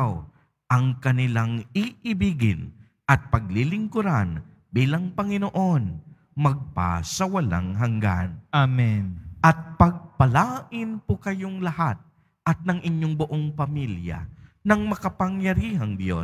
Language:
Filipino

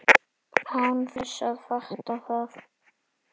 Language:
Icelandic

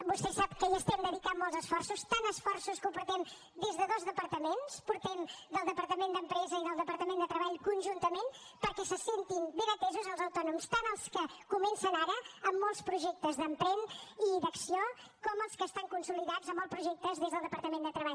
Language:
Catalan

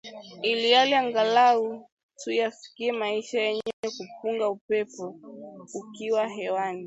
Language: Swahili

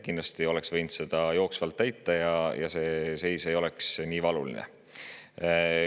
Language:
Estonian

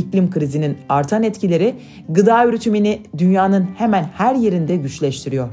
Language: Turkish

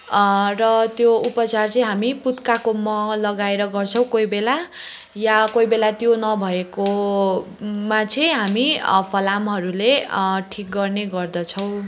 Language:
Nepali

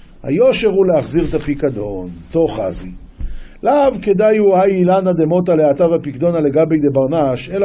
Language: Hebrew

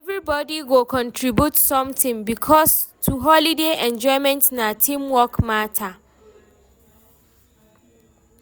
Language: Nigerian Pidgin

